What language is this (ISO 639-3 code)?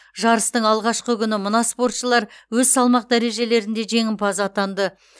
kaz